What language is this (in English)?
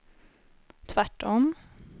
Swedish